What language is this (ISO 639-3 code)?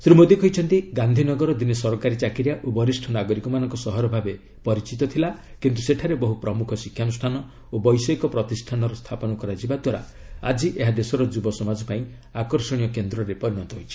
ori